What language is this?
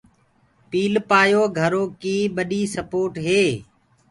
Gurgula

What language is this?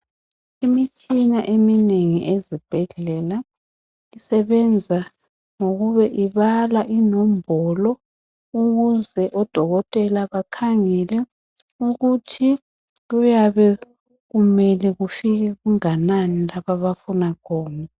North Ndebele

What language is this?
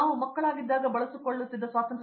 Kannada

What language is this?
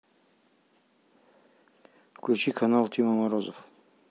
Russian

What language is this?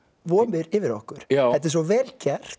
Icelandic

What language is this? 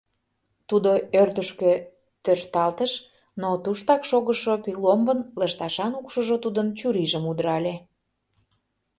Mari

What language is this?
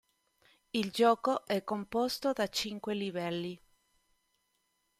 Italian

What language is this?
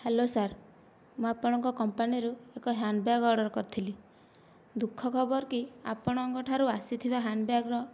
Odia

